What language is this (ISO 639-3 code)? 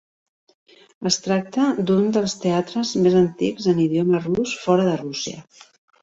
cat